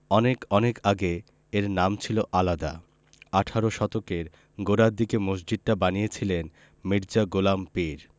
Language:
Bangla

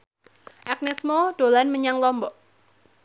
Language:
Javanese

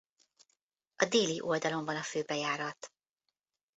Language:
Hungarian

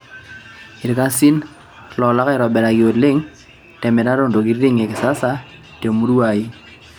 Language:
Masai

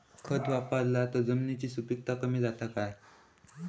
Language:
Marathi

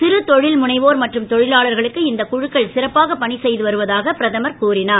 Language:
Tamil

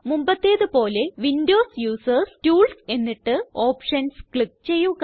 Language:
Malayalam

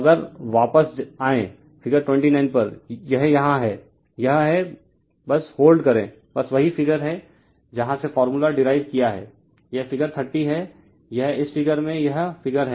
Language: Hindi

